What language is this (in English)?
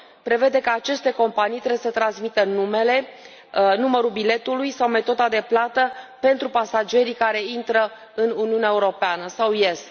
Romanian